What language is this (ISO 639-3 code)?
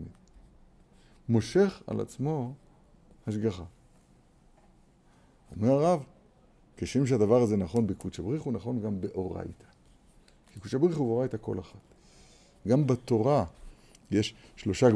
heb